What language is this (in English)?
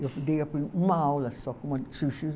Portuguese